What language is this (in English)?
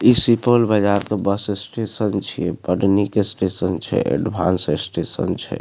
Maithili